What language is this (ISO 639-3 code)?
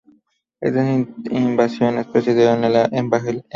spa